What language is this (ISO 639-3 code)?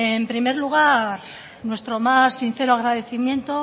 spa